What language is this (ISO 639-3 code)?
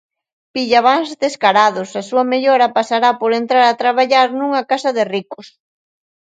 glg